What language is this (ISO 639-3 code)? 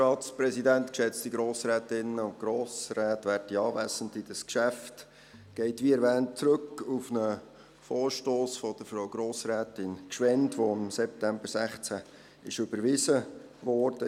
gsw